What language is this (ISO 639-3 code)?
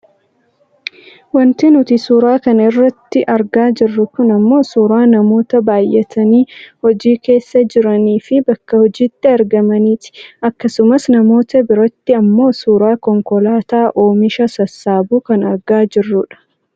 orm